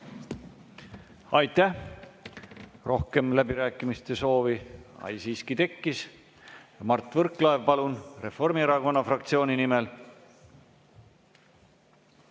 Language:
Estonian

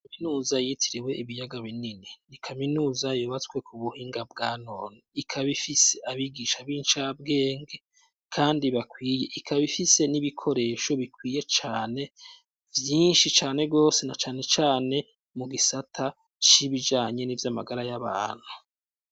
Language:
Rundi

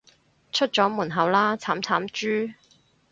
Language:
Cantonese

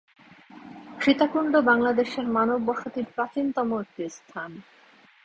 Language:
Bangla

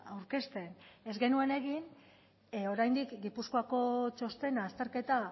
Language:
Basque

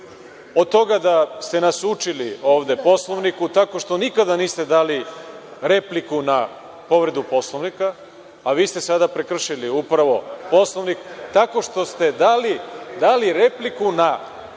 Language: Serbian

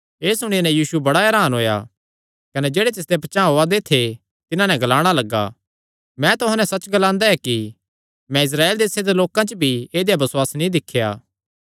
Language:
Kangri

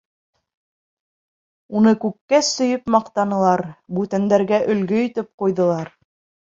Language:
Bashkir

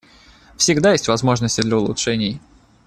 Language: Russian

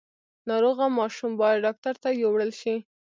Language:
Pashto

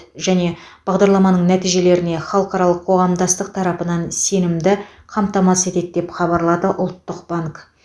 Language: Kazakh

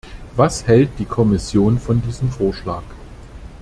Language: German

